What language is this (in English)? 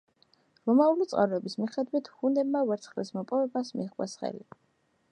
Georgian